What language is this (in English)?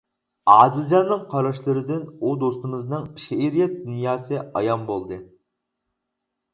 Uyghur